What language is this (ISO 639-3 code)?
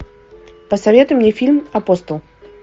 rus